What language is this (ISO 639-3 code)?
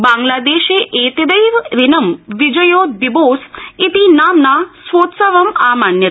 san